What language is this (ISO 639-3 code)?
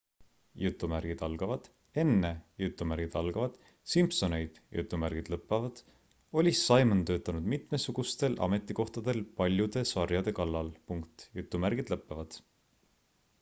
est